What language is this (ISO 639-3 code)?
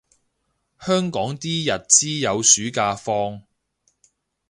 yue